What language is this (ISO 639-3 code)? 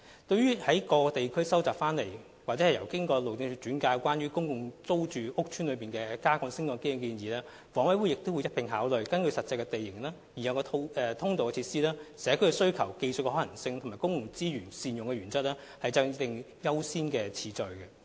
yue